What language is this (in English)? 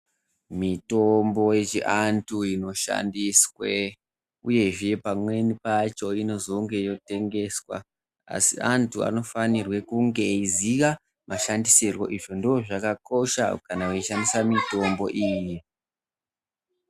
Ndau